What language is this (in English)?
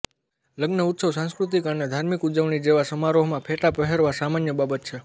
Gujarati